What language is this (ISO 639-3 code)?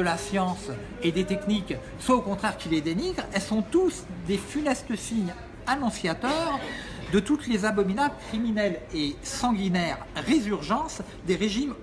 fra